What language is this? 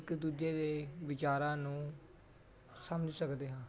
Punjabi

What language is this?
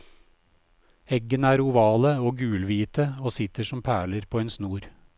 Norwegian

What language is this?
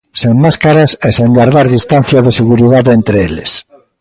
Galician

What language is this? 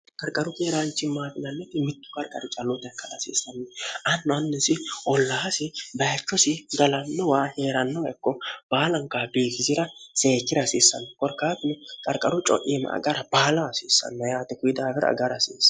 Sidamo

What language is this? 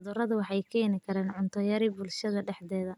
Somali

